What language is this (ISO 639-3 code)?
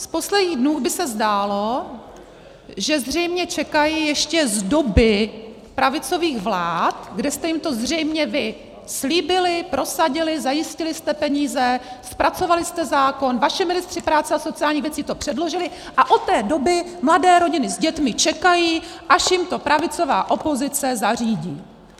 ces